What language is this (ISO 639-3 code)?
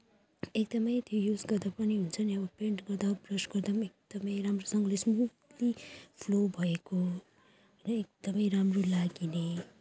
nep